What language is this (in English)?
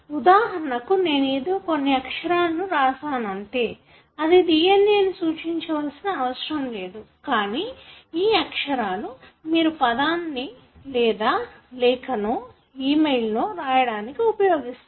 Telugu